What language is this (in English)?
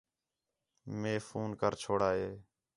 Khetrani